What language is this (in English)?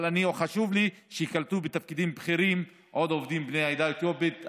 Hebrew